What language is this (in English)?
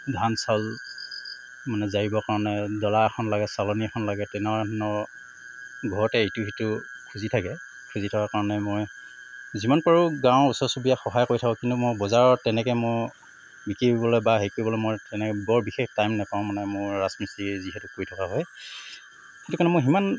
Assamese